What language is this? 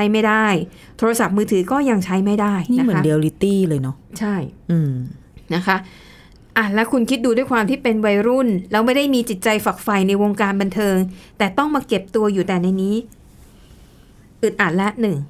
Thai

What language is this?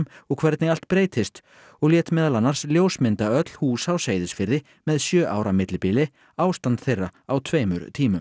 Icelandic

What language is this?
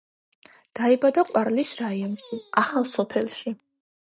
Georgian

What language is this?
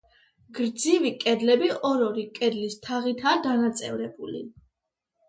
Georgian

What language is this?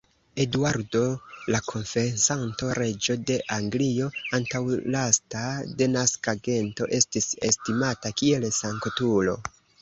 Esperanto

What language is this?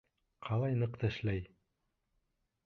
Bashkir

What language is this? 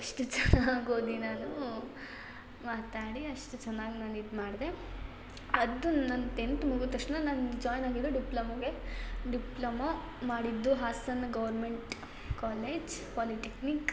Kannada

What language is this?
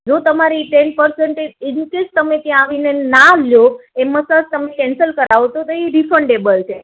Gujarati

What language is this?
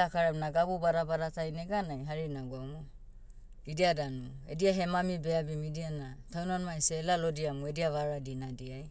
Motu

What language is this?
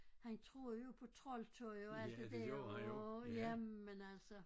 Danish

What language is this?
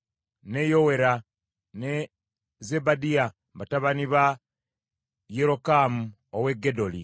Ganda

